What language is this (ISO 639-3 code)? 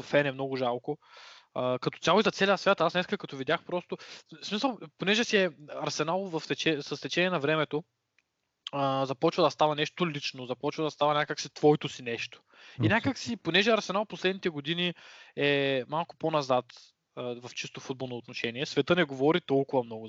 bul